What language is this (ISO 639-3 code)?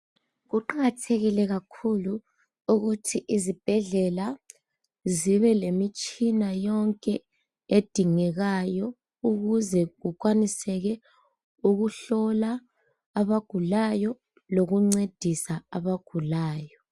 nde